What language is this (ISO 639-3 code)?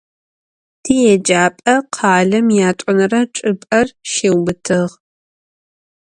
ady